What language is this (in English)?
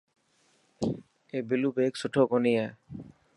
Dhatki